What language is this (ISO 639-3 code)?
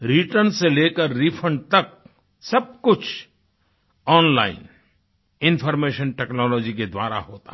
hin